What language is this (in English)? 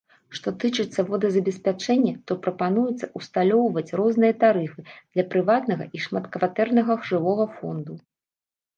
Belarusian